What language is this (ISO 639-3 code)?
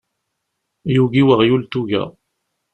kab